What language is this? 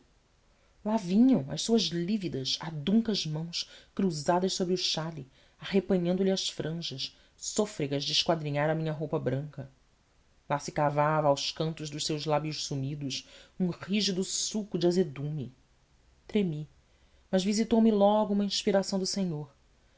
Portuguese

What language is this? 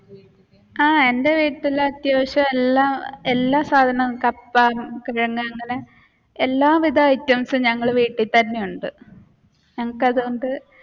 Malayalam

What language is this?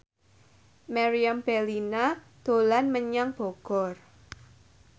Javanese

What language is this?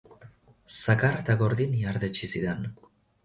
Basque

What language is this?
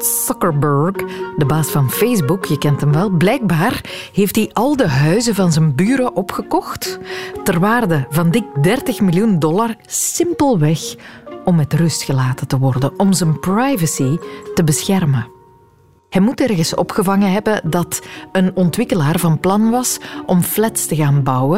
Dutch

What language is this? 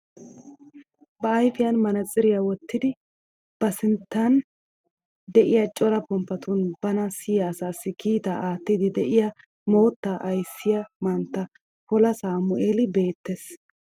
Wolaytta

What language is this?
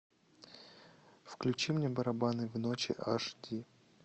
Russian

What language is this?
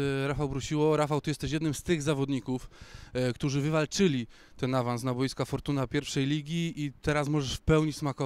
Polish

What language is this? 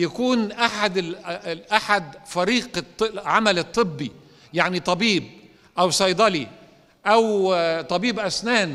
Arabic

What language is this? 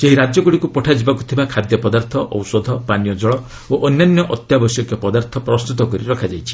Odia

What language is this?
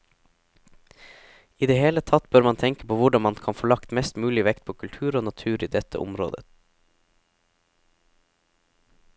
Norwegian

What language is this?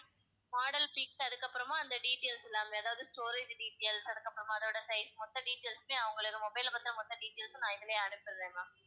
Tamil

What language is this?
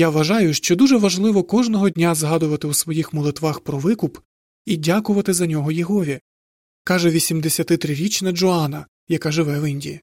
Ukrainian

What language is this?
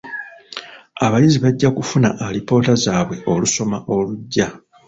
Ganda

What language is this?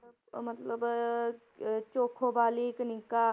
Punjabi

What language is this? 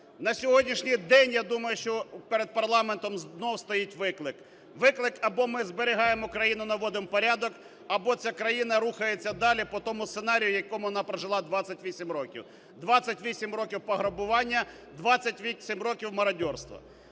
Ukrainian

